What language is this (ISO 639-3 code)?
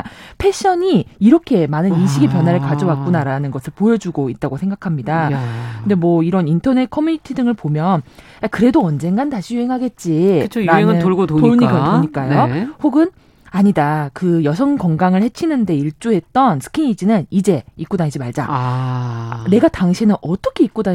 kor